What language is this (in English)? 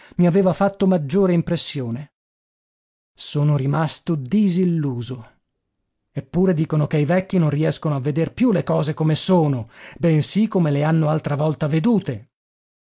Italian